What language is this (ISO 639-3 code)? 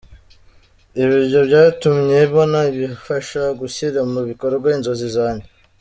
kin